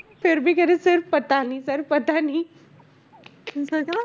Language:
Punjabi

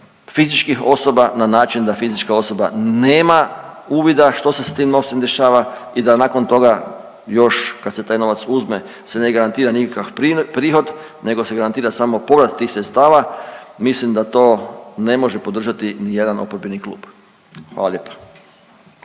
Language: Croatian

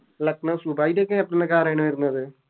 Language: Malayalam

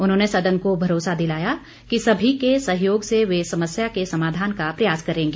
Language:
Hindi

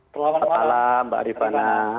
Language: Indonesian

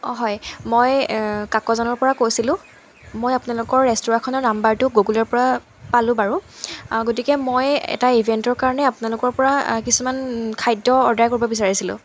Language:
Assamese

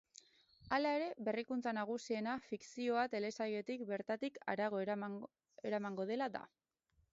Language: Basque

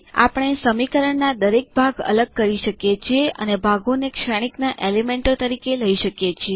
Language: Gujarati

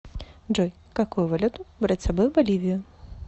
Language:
Russian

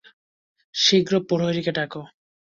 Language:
Bangla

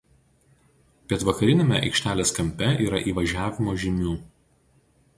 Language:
Lithuanian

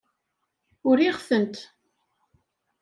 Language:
Kabyle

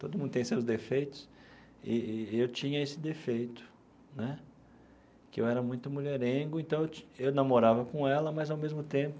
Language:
Portuguese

